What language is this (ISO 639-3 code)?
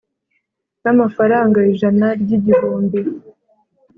kin